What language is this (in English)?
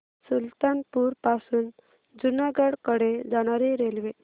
Marathi